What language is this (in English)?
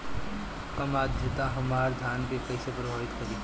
Bhojpuri